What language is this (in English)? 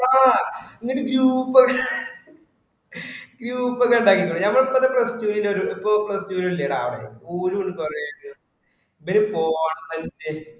Malayalam